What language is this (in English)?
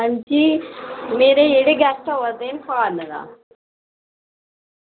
Dogri